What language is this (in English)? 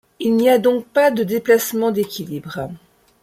French